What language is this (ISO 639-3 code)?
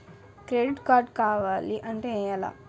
tel